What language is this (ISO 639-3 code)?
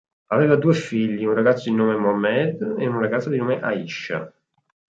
ita